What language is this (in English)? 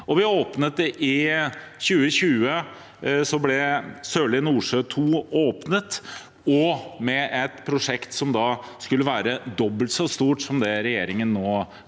Norwegian